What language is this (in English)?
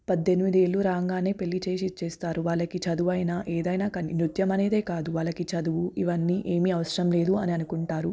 Telugu